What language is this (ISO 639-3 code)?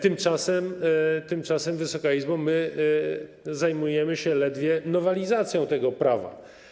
pol